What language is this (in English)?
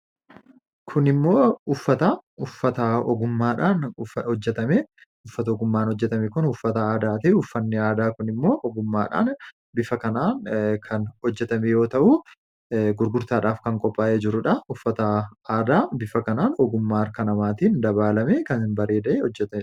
Oromo